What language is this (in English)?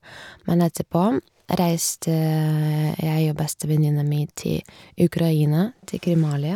Norwegian